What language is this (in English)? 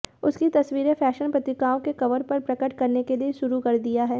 Hindi